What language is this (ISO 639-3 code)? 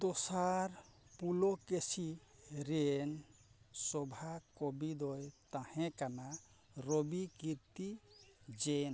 sat